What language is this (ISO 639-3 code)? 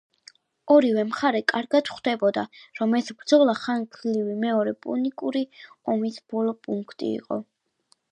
kat